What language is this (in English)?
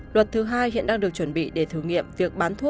Vietnamese